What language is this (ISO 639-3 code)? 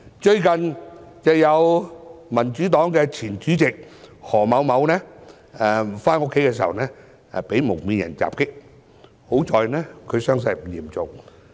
yue